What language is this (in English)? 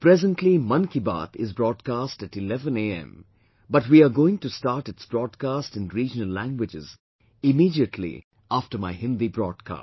English